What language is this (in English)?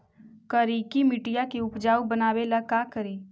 Magahi